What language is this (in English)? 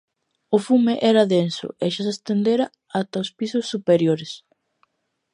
Galician